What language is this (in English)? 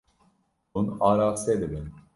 Kurdish